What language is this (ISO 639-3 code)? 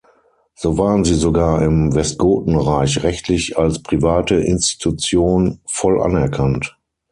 deu